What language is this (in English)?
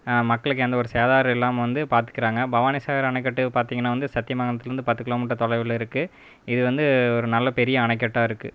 Tamil